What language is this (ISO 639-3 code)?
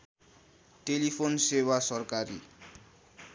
nep